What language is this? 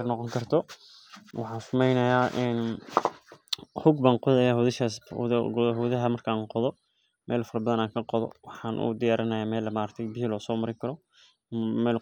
Somali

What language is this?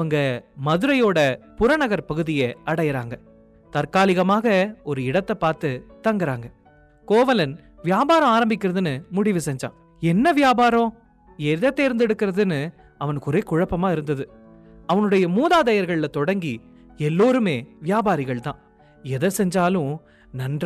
Tamil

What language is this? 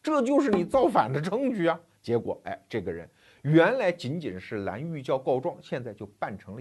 Chinese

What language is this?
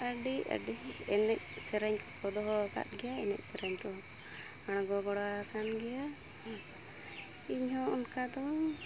Santali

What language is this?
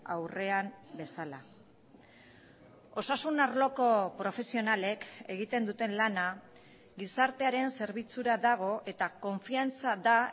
Basque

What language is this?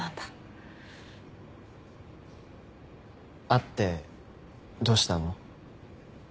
Japanese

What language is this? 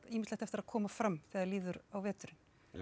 Icelandic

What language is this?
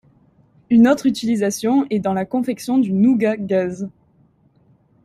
French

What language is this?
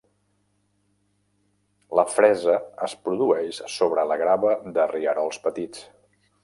Catalan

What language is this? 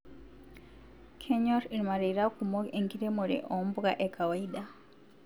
Masai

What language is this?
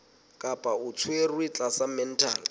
Southern Sotho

